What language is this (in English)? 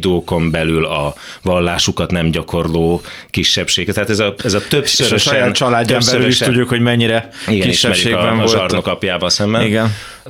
Hungarian